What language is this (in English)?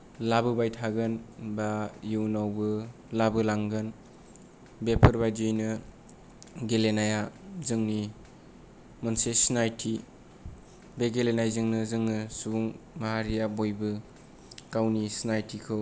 Bodo